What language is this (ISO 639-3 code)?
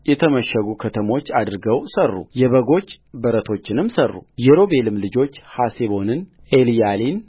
amh